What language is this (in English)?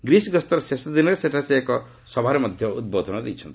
Odia